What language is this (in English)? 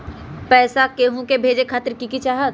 Magahi